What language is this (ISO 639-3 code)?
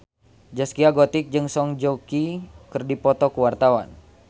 sun